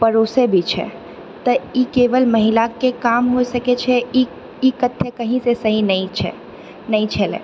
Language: Maithili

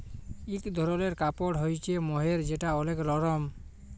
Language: Bangla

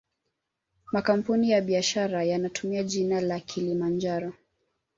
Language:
Swahili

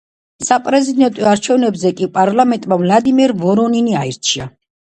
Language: Georgian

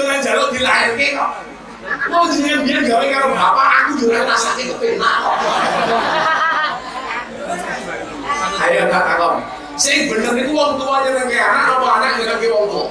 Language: Indonesian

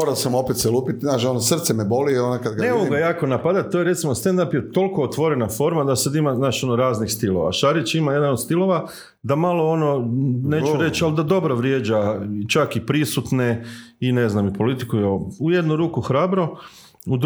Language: Croatian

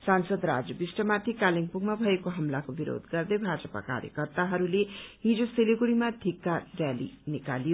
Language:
Nepali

